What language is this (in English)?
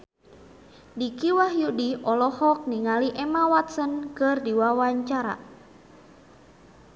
Sundanese